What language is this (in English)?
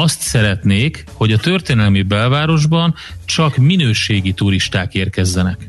Hungarian